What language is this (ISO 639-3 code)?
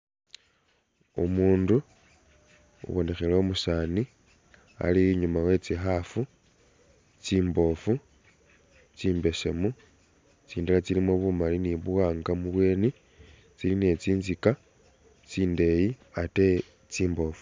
myx